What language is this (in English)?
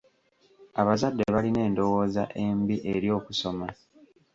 Ganda